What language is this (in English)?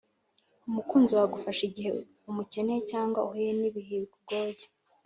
Kinyarwanda